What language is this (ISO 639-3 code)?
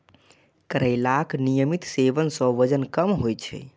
mai